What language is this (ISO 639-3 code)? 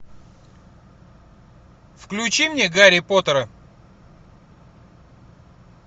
rus